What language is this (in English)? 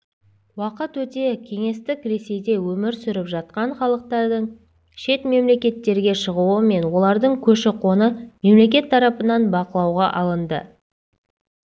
Kazakh